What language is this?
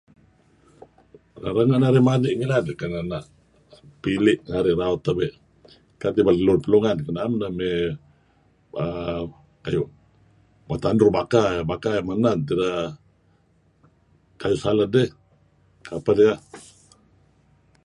Kelabit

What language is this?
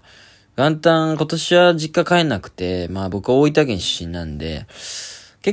Japanese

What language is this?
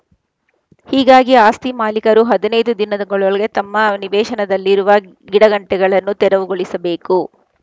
Kannada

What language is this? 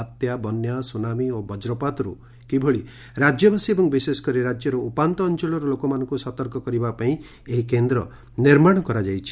Odia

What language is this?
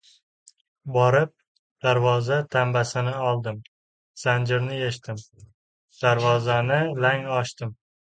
Uzbek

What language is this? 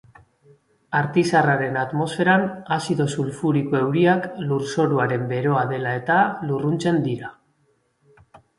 Basque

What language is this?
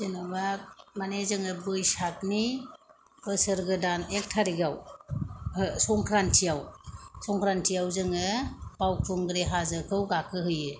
Bodo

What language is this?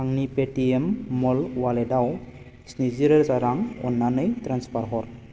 Bodo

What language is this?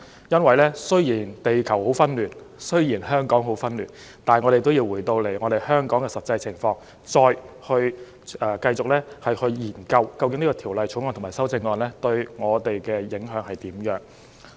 Cantonese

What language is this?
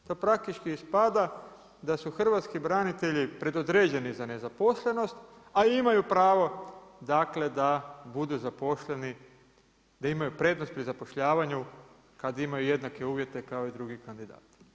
Croatian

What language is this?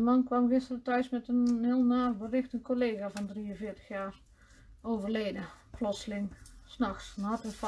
Dutch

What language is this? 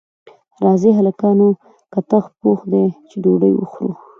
Pashto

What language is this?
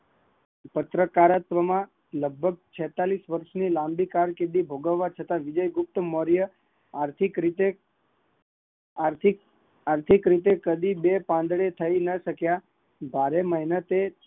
Gujarati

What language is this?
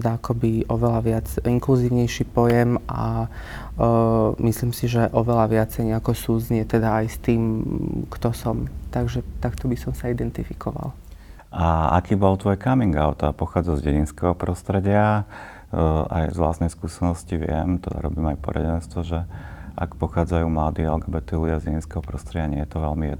Slovak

